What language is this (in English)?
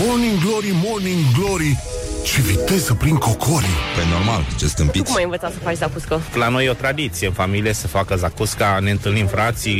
Romanian